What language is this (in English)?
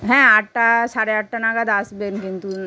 Bangla